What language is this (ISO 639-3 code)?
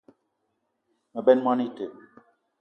eto